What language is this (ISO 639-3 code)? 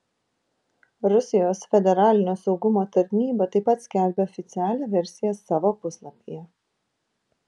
lit